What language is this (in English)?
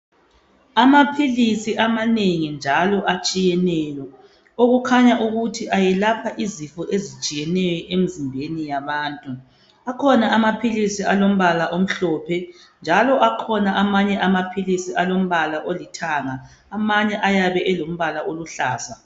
North Ndebele